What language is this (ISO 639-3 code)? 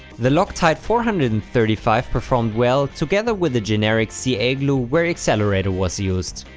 eng